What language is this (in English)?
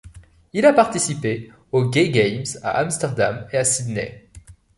French